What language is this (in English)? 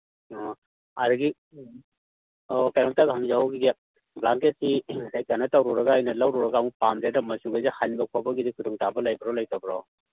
Manipuri